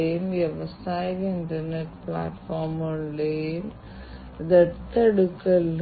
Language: Malayalam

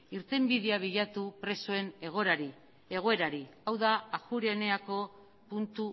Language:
Basque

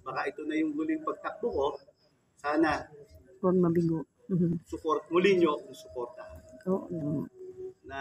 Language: Filipino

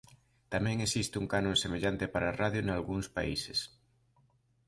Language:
Galician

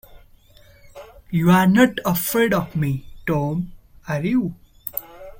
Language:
English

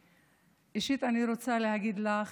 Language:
Hebrew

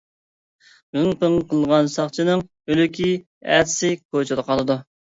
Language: Uyghur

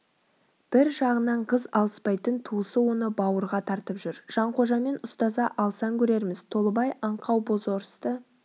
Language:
Kazakh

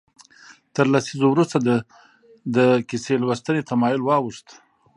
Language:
Pashto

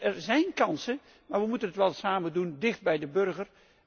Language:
Dutch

